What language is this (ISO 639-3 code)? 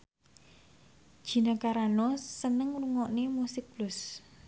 jav